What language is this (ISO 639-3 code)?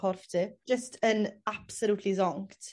cym